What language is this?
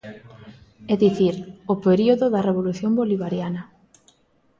Galician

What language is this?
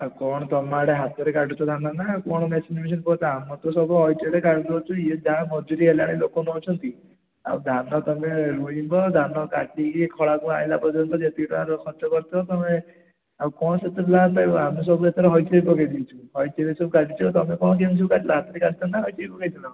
Odia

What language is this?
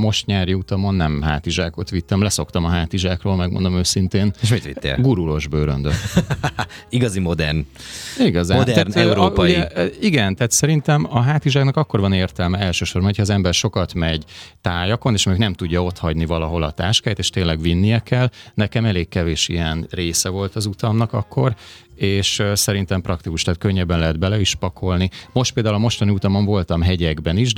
Hungarian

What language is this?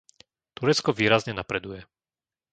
Slovak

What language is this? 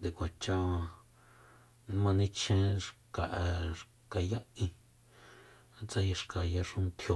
Soyaltepec Mazatec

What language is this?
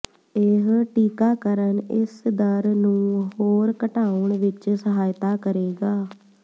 Punjabi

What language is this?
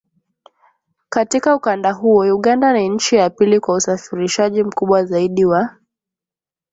Swahili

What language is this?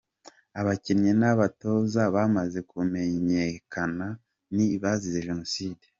Kinyarwanda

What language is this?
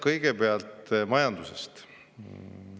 Estonian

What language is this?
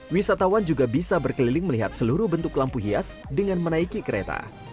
Indonesian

